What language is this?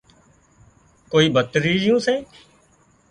Wadiyara Koli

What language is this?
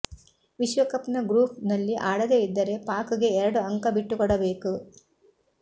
Kannada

